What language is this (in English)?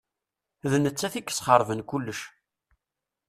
Kabyle